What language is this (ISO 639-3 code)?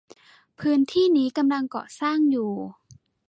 tha